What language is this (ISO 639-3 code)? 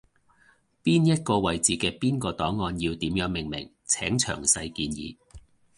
yue